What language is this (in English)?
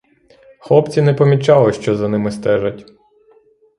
Ukrainian